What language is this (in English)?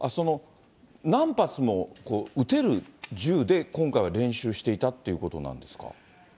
Japanese